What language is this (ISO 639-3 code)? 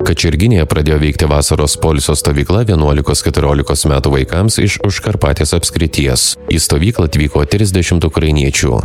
lit